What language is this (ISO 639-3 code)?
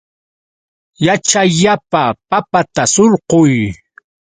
qux